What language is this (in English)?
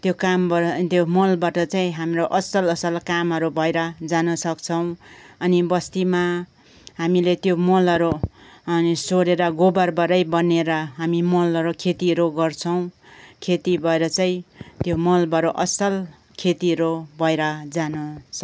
Nepali